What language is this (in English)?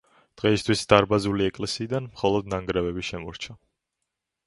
Georgian